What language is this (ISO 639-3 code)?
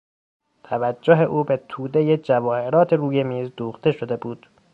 fas